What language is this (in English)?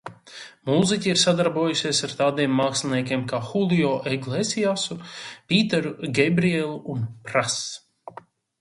Latvian